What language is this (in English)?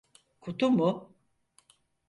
Turkish